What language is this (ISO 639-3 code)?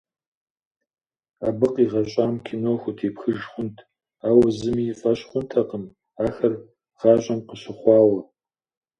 kbd